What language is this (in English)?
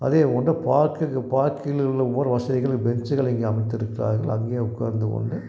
Tamil